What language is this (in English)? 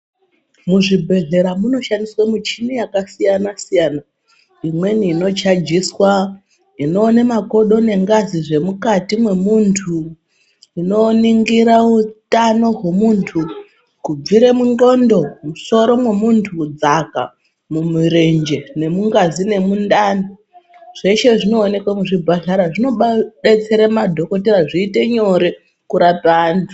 Ndau